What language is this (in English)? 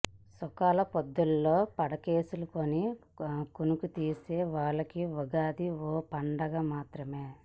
Telugu